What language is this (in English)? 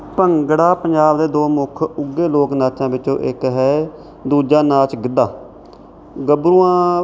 Punjabi